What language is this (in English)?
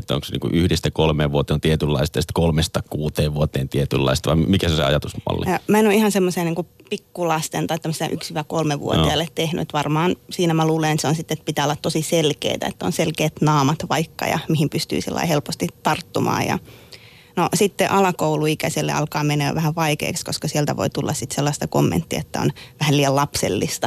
Finnish